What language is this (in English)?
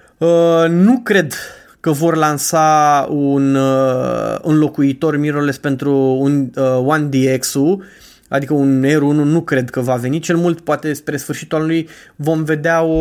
Romanian